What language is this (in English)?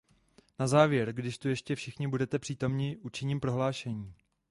Czech